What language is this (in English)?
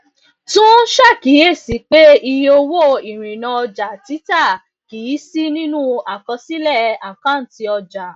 Yoruba